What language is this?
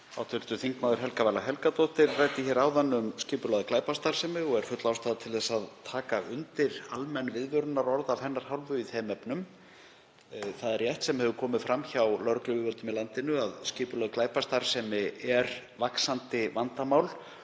Icelandic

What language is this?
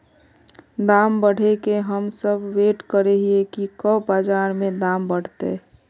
Magahi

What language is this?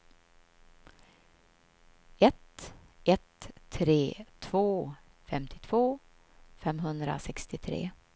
Swedish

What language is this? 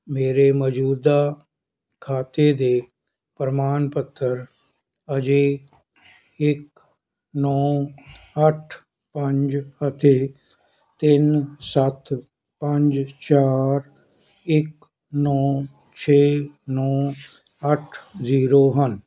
Punjabi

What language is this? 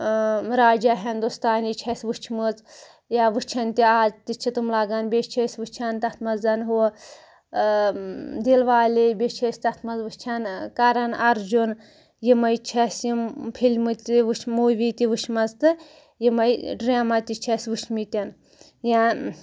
Kashmiri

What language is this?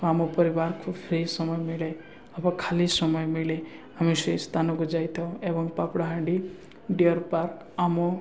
Odia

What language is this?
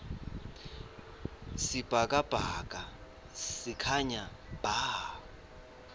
Swati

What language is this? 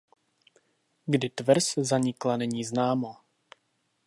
Czech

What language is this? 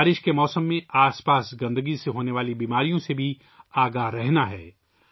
Urdu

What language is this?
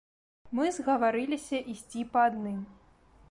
Belarusian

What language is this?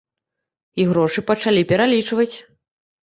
Belarusian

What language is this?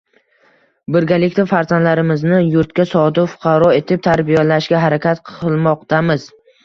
Uzbek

